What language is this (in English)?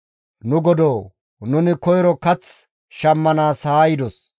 Gamo